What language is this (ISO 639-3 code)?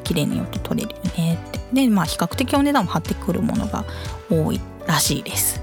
jpn